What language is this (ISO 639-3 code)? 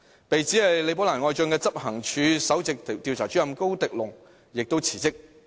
yue